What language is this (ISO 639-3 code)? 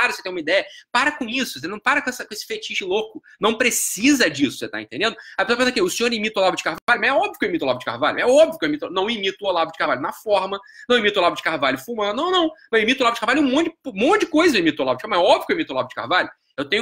por